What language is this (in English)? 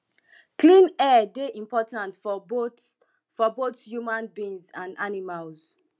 Nigerian Pidgin